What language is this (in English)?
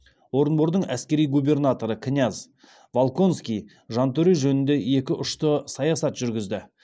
Kazakh